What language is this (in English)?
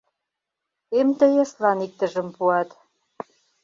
Mari